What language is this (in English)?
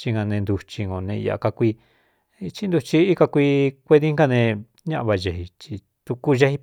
Cuyamecalco Mixtec